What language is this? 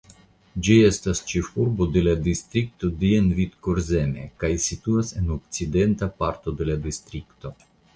Esperanto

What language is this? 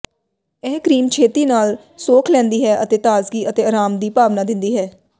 Punjabi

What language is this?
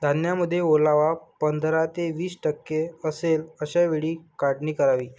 Marathi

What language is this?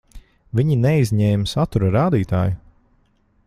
Latvian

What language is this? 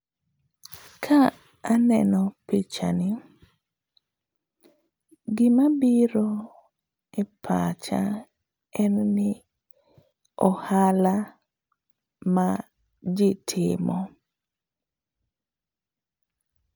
Luo (Kenya and Tanzania)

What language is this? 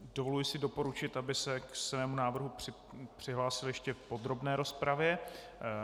Czech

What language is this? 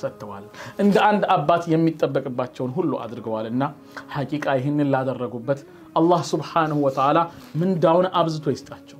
Arabic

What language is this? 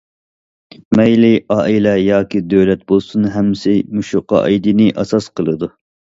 Uyghur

